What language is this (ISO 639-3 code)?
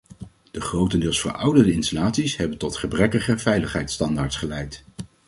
nld